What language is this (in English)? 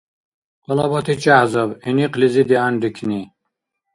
Dargwa